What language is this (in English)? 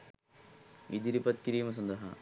Sinhala